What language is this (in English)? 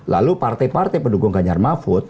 Indonesian